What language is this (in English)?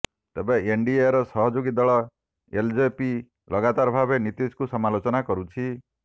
Odia